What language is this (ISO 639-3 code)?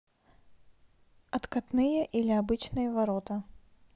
rus